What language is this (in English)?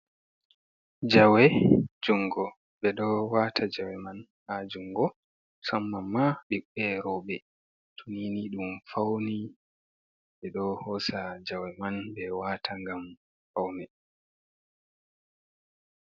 Fula